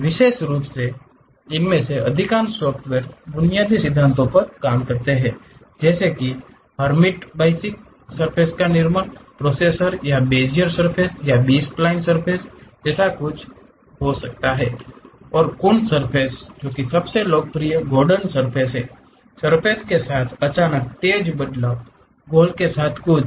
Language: Hindi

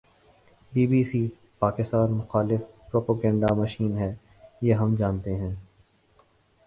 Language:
Urdu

